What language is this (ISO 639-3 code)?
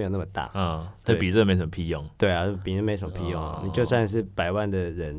zho